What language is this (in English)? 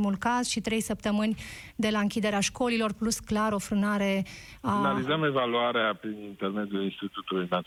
Romanian